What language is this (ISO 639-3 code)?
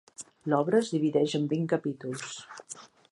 cat